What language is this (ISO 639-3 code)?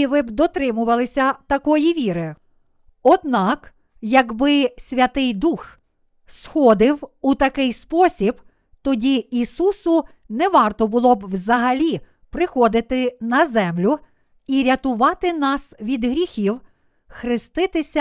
ukr